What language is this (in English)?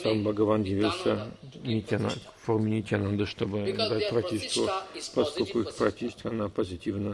Russian